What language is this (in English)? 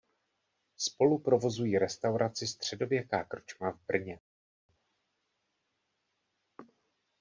Czech